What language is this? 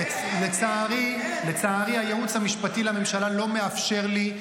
Hebrew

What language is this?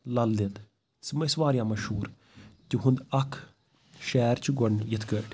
Kashmiri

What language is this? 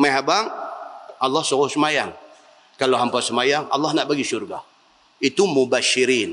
Malay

